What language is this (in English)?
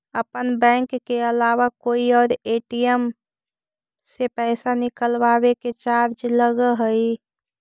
Magahi